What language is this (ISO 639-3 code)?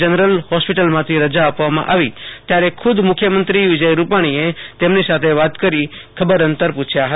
guj